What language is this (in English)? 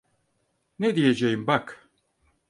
Turkish